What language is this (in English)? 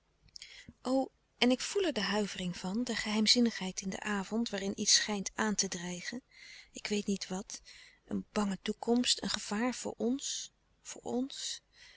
Dutch